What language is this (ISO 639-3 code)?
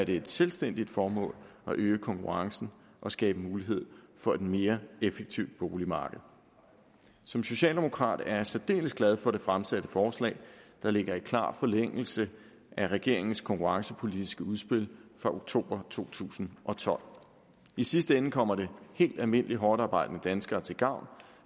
dan